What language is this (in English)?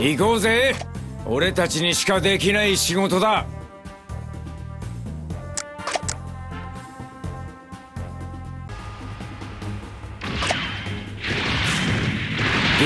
Japanese